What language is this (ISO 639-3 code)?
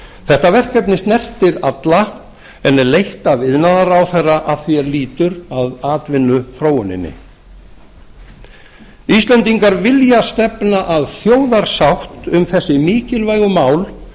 isl